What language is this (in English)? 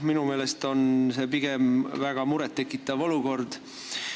Estonian